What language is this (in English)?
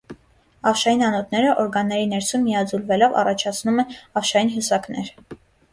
Armenian